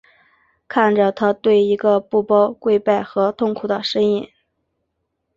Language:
Chinese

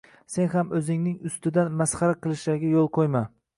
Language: Uzbek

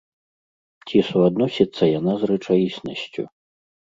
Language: Belarusian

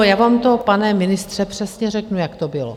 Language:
Czech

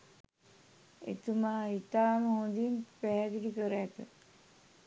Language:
Sinhala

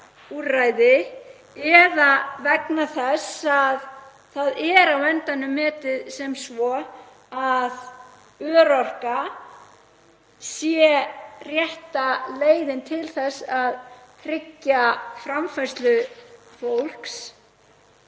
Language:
Icelandic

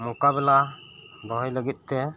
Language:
Santali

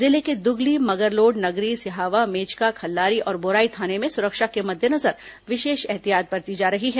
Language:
Hindi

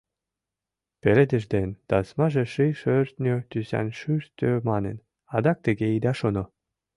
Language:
Mari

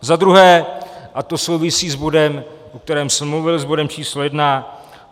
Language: Czech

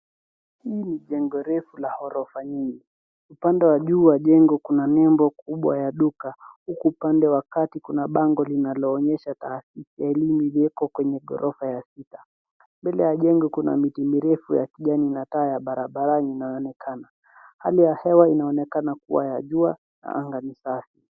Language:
Swahili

